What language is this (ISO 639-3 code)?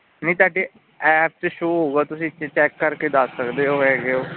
pan